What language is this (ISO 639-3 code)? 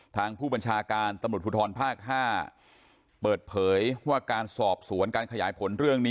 tha